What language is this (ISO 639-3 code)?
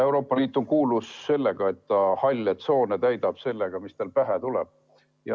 est